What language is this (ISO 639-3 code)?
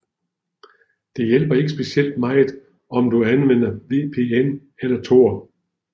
dan